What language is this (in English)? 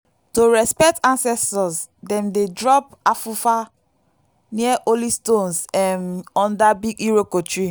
Nigerian Pidgin